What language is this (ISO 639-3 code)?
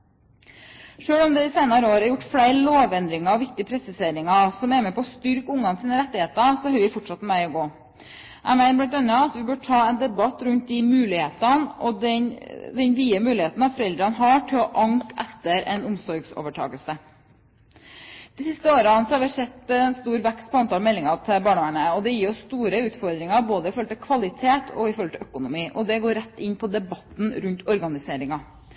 nob